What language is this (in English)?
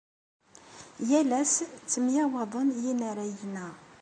Kabyle